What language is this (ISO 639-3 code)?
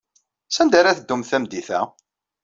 kab